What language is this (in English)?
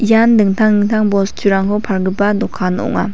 Garo